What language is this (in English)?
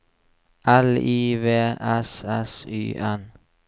Norwegian